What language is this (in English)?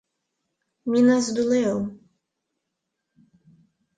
Portuguese